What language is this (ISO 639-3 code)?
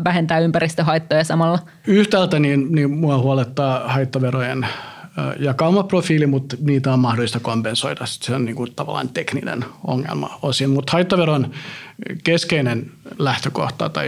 fin